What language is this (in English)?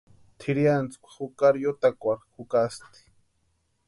Western Highland Purepecha